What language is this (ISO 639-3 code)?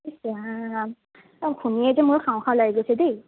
asm